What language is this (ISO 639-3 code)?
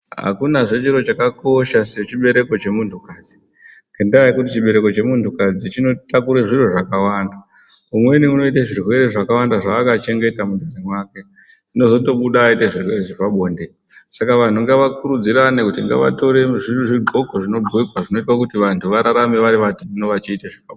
ndc